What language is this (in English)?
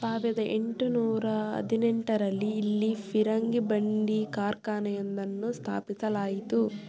Kannada